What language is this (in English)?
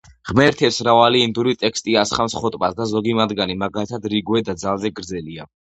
Georgian